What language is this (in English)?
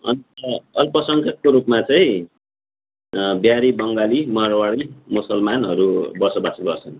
Nepali